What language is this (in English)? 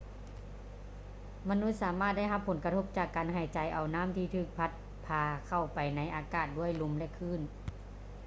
Lao